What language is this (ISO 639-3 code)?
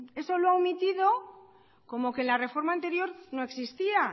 spa